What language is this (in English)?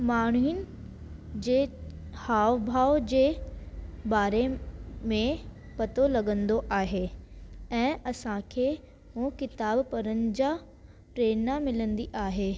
Sindhi